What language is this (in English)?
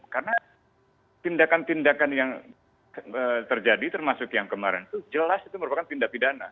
Indonesian